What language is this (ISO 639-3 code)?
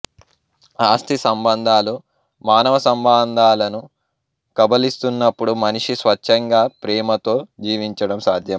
tel